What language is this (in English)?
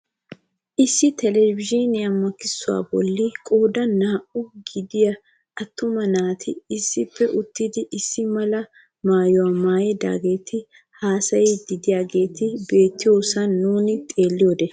Wolaytta